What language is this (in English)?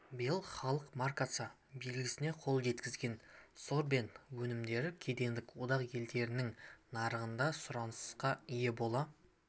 Kazakh